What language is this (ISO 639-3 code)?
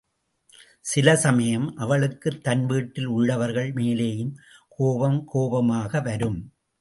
tam